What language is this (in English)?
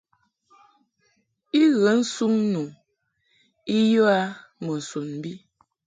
Mungaka